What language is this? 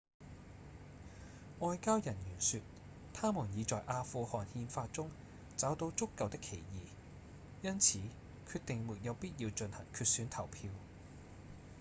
Cantonese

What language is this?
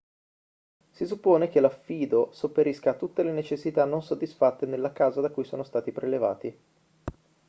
Italian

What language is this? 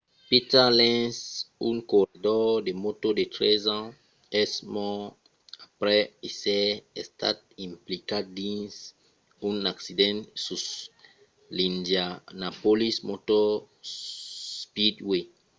Occitan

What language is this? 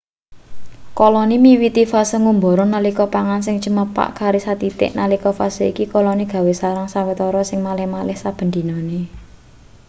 Javanese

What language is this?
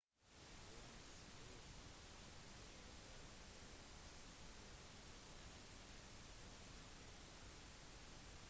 Norwegian Bokmål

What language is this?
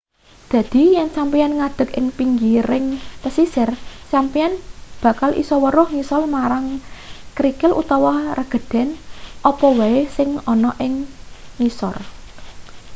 Javanese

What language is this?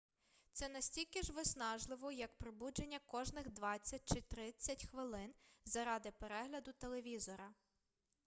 Ukrainian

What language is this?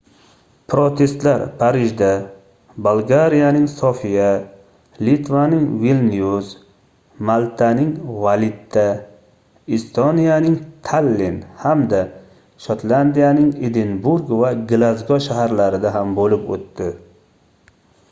Uzbek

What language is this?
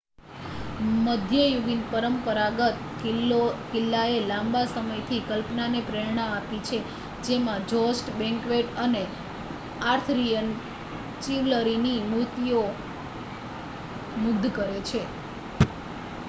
Gujarati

